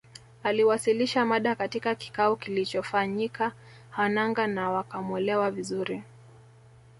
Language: Swahili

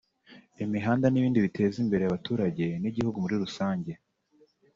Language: Kinyarwanda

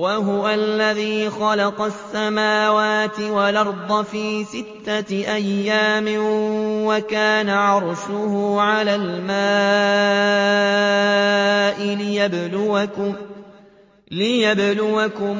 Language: Arabic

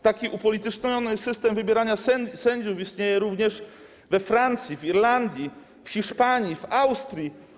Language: Polish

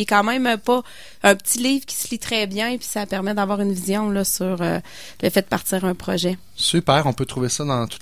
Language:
French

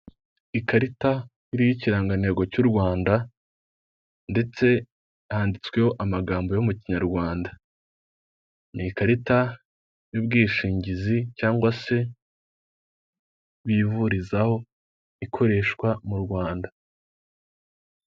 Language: Kinyarwanda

